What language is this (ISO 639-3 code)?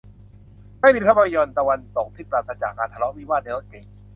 tha